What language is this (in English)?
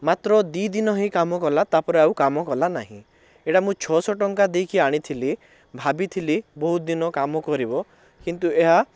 Odia